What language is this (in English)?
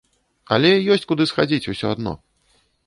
Belarusian